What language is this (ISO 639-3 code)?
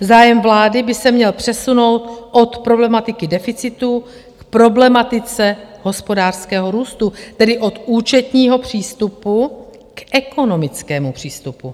ces